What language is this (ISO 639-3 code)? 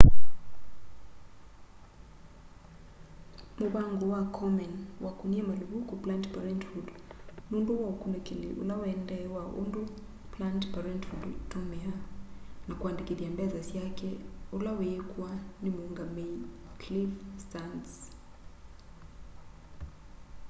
kam